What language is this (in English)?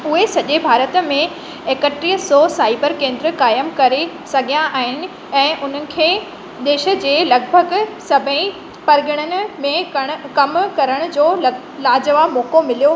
Sindhi